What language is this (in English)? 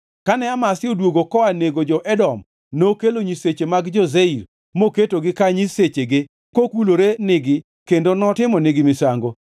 Luo (Kenya and Tanzania)